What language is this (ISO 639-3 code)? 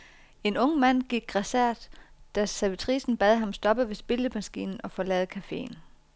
dan